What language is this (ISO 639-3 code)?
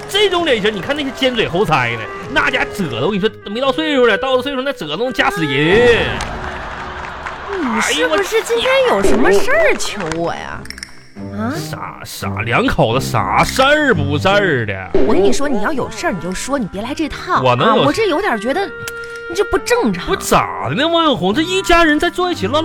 zho